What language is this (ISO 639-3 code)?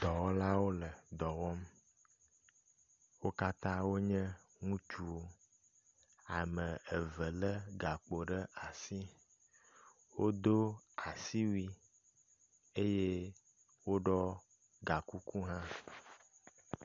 ewe